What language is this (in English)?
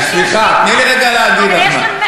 Hebrew